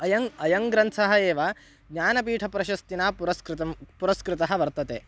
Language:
Sanskrit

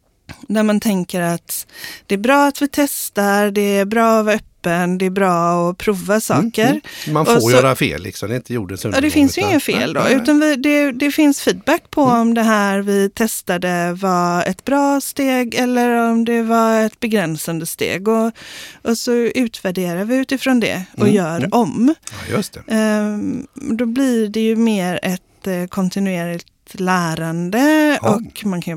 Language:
Swedish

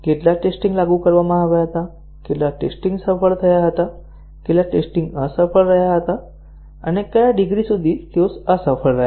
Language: Gujarati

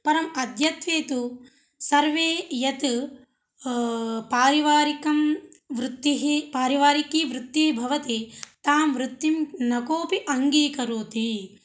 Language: Sanskrit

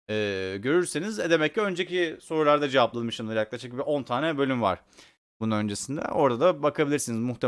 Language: Turkish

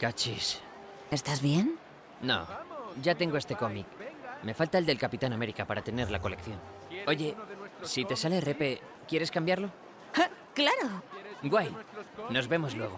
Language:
Spanish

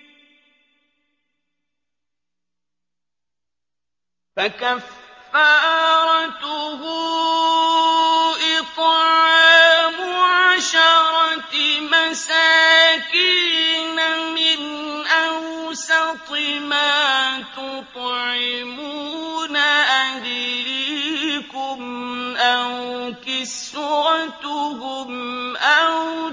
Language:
Arabic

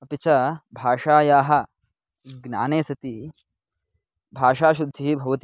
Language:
Sanskrit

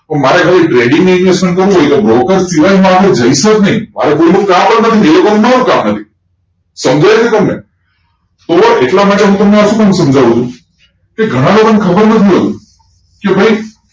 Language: Gujarati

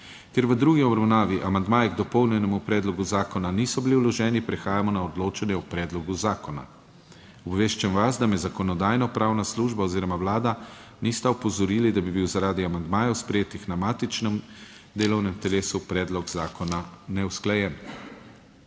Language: Slovenian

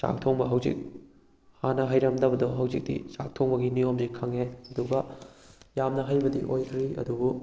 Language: Manipuri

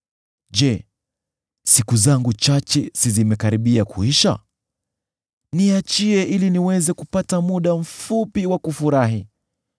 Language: Swahili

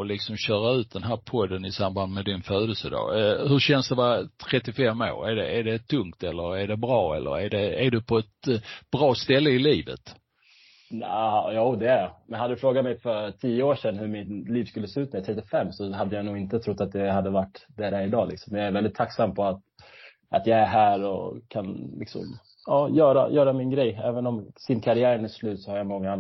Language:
Swedish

